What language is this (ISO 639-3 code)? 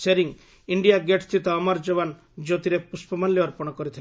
ori